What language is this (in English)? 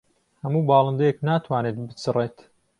Central Kurdish